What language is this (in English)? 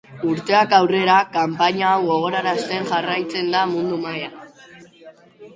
Basque